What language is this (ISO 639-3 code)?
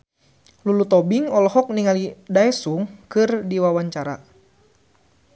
sun